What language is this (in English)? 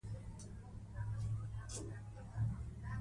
Pashto